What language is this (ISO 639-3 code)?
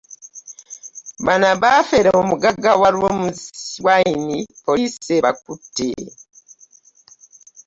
lug